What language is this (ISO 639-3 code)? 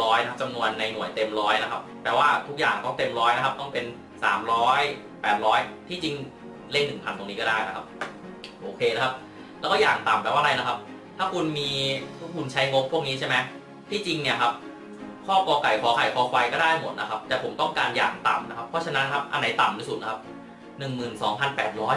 tha